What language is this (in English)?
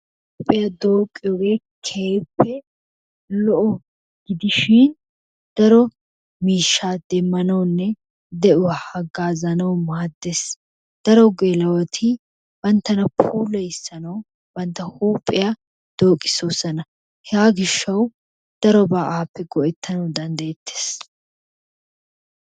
Wolaytta